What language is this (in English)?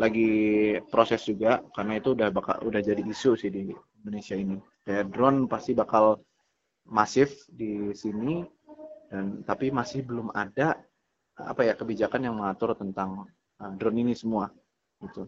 Indonesian